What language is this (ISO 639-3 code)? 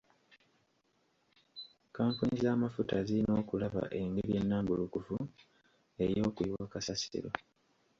lug